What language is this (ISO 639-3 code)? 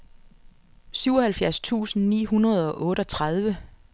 dan